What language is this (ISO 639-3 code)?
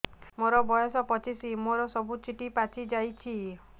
ori